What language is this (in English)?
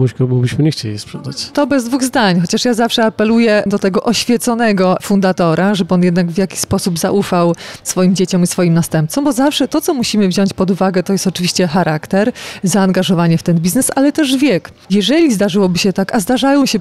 Polish